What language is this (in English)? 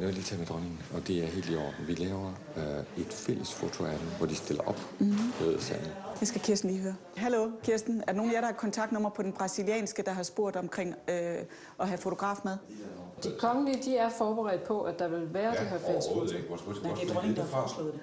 Danish